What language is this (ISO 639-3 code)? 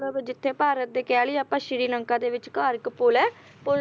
pan